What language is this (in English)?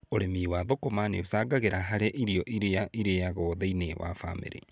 Kikuyu